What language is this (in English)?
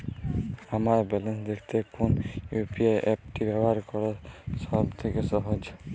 Bangla